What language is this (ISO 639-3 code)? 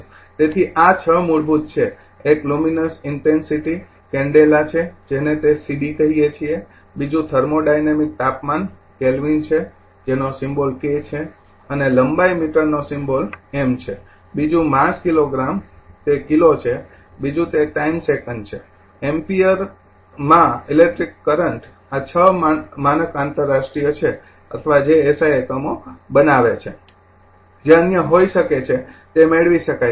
guj